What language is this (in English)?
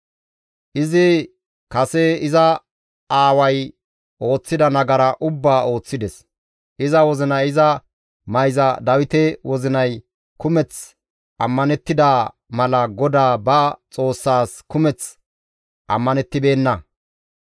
Gamo